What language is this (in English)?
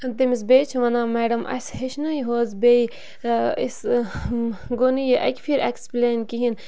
Kashmiri